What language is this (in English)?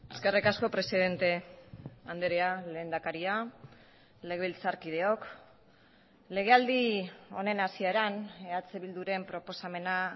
Basque